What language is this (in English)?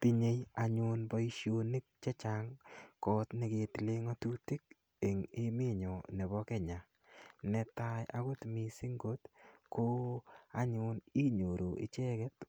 Kalenjin